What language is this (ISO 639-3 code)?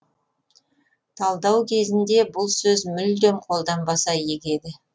kaz